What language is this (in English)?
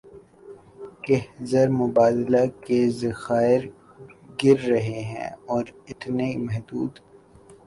Urdu